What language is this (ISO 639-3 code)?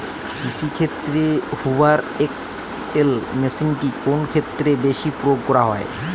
ben